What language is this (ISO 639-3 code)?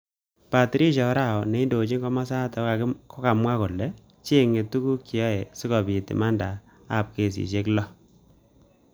kln